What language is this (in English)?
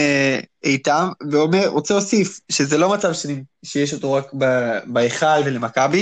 Hebrew